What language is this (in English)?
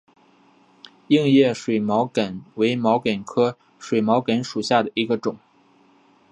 Chinese